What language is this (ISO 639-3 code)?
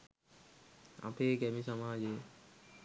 sin